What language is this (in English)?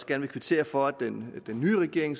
Danish